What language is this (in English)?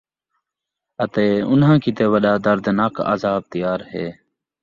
Saraiki